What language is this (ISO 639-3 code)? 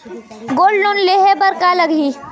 hne